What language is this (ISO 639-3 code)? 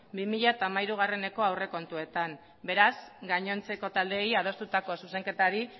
eus